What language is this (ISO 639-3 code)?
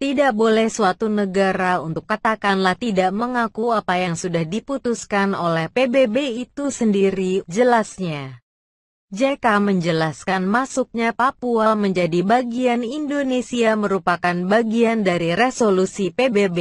ind